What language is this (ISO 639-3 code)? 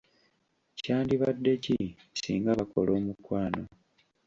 lug